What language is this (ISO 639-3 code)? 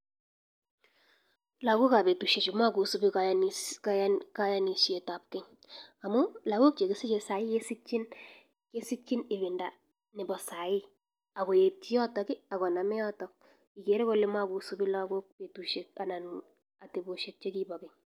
kln